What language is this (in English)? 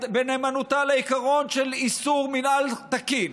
Hebrew